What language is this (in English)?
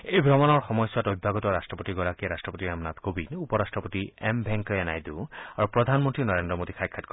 Assamese